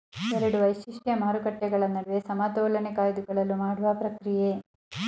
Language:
Kannada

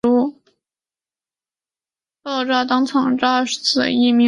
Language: Chinese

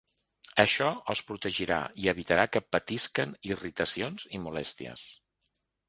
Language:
Catalan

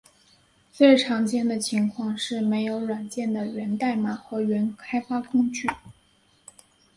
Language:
Chinese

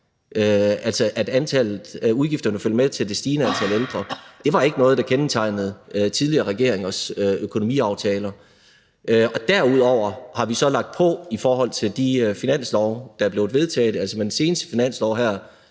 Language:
Danish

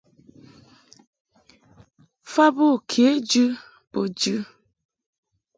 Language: Mungaka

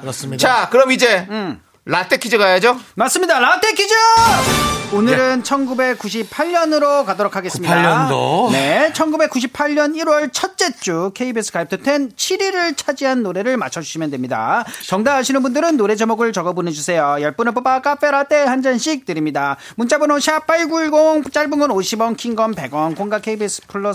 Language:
Korean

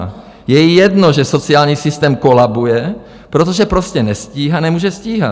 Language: Czech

